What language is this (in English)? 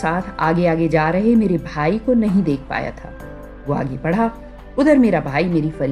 Hindi